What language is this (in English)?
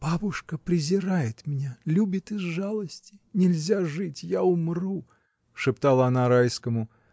Russian